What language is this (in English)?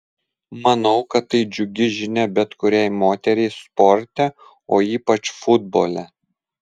Lithuanian